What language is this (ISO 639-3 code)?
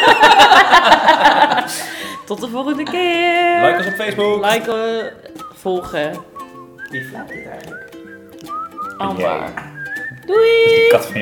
nld